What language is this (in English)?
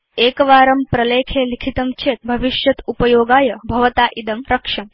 Sanskrit